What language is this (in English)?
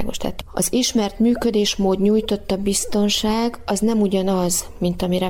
Hungarian